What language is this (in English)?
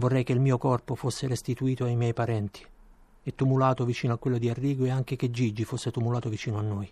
Italian